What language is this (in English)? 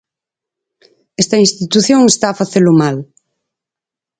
Galician